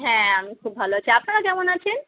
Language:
Bangla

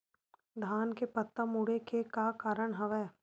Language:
Chhattisgarhi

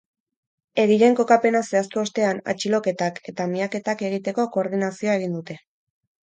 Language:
Basque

